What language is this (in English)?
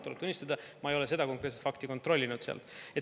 Estonian